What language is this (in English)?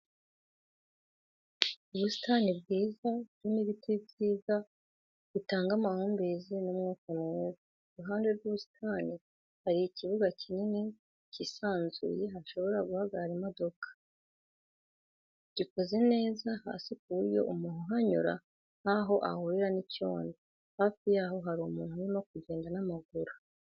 Kinyarwanda